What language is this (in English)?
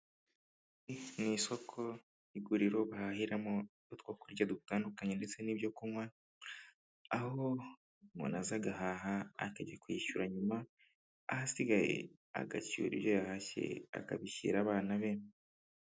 Kinyarwanda